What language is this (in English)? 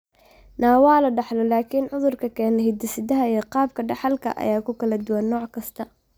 Somali